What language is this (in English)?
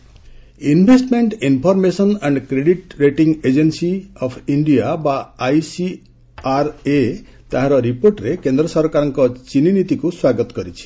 Odia